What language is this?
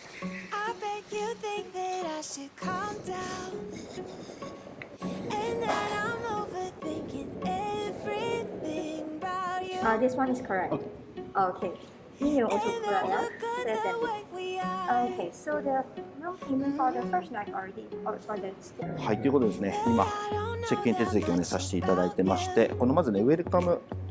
Japanese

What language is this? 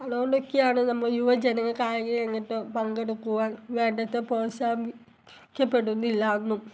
Malayalam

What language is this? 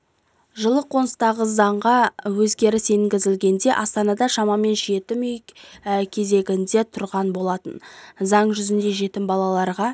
Kazakh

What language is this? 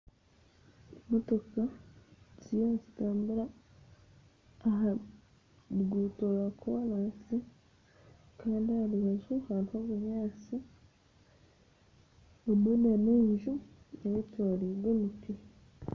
Nyankole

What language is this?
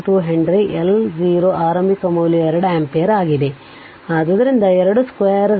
Kannada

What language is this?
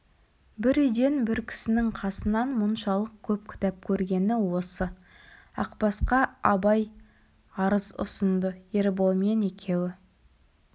Kazakh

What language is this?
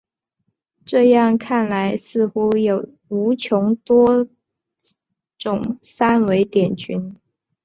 Chinese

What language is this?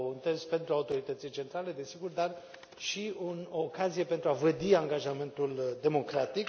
Romanian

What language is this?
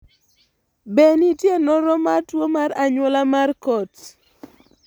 Luo (Kenya and Tanzania)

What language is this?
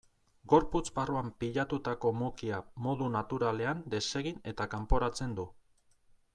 Basque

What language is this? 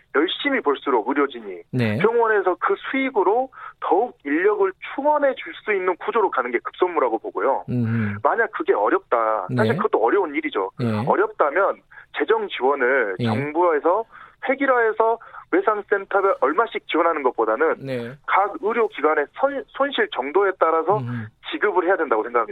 Korean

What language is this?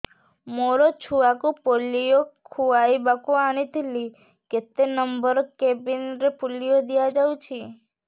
Odia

